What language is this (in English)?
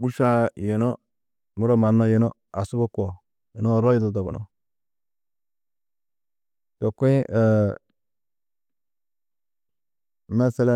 Tedaga